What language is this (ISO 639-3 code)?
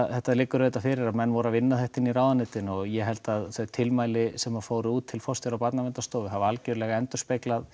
isl